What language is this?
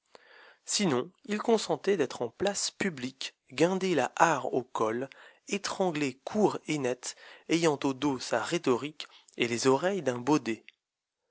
French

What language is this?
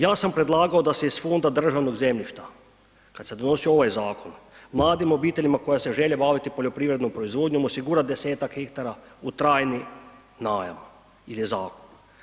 Croatian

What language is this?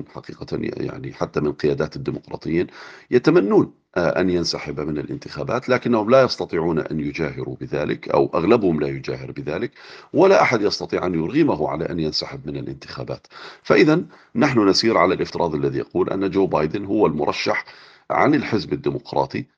Arabic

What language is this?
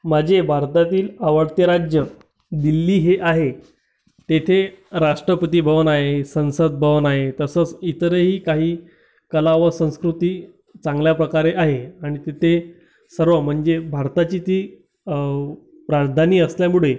Marathi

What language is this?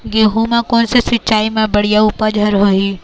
Chhattisgarhi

